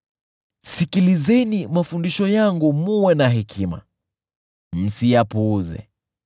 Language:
Swahili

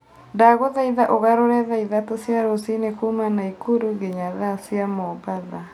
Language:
Kikuyu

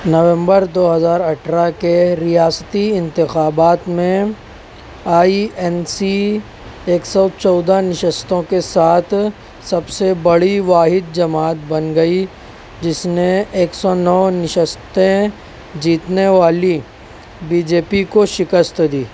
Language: Urdu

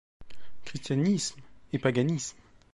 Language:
French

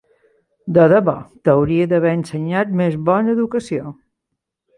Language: Catalan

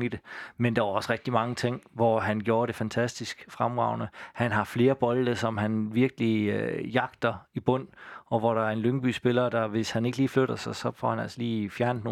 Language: Danish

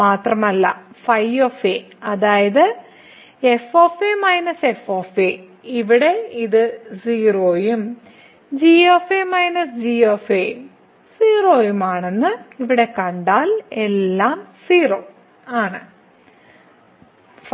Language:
Malayalam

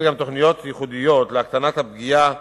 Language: Hebrew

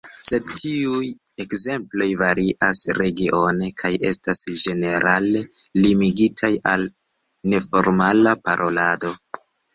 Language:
Esperanto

